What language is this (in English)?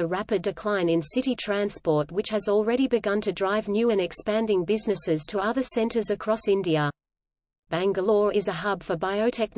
English